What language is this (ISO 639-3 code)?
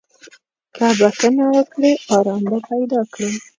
pus